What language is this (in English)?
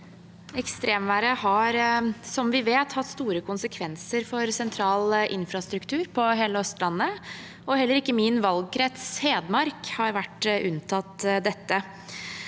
Norwegian